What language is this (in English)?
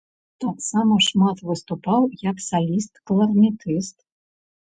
Belarusian